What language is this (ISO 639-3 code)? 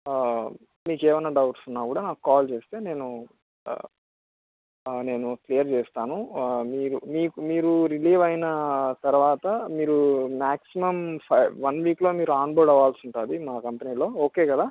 tel